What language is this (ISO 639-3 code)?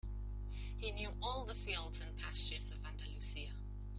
eng